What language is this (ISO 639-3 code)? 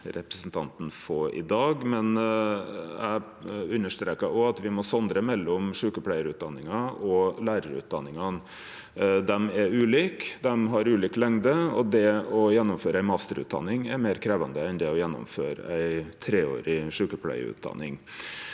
nor